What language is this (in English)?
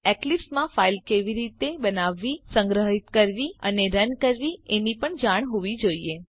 Gujarati